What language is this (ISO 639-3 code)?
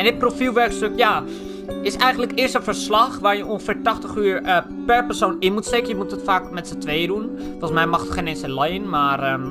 nld